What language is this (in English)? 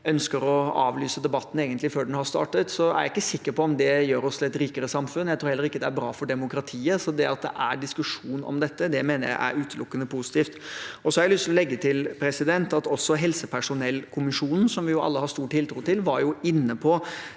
Norwegian